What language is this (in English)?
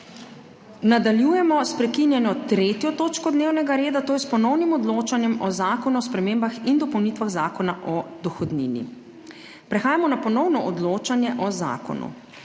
Slovenian